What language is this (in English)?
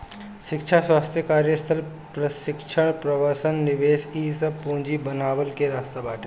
Bhojpuri